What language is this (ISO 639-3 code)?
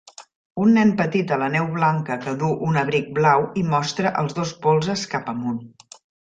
cat